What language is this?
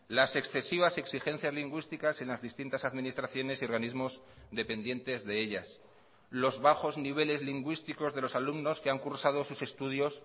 Spanish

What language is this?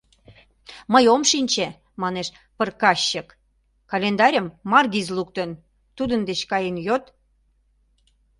Mari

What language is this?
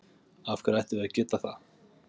Icelandic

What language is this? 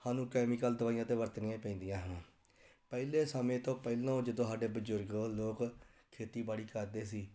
Punjabi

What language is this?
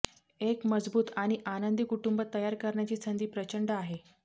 Marathi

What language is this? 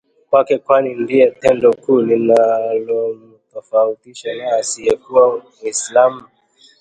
Swahili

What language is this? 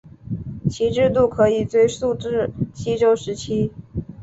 Chinese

